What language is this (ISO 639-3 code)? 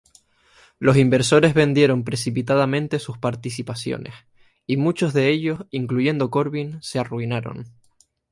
spa